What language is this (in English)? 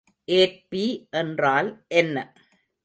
Tamil